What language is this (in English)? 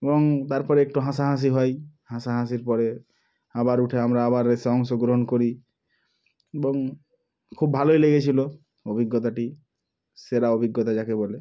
Bangla